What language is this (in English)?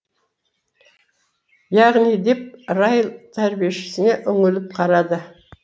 Kazakh